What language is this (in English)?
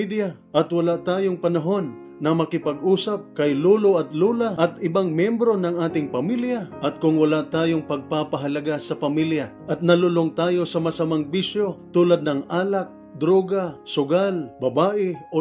Filipino